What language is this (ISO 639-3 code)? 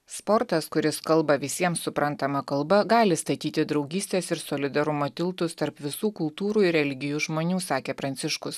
lit